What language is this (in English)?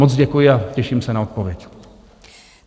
Czech